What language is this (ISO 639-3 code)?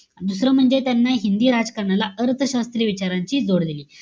mar